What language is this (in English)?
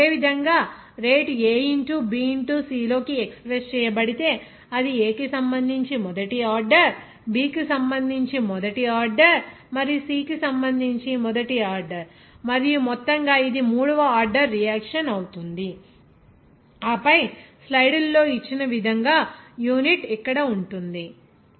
Telugu